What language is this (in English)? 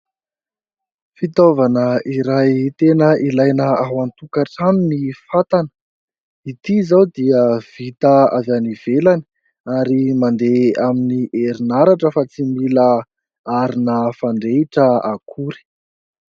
Malagasy